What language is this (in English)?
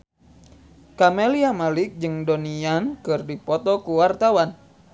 Sundanese